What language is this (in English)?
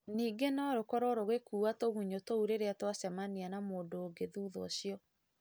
Kikuyu